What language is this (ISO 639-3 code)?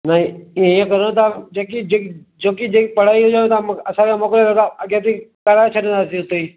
snd